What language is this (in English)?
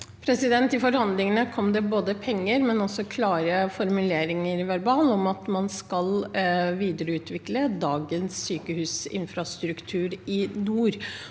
Norwegian